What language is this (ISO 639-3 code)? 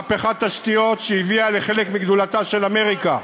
heb